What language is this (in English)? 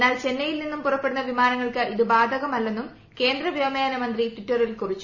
Malayalam